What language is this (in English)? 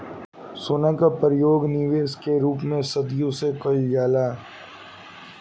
Bhojpuri